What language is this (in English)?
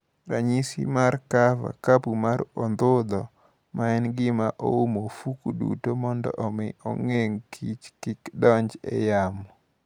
Luo (Kenya and Tanzania)